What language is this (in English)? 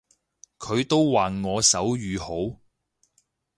Cantonese